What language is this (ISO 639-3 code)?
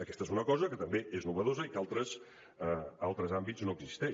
cat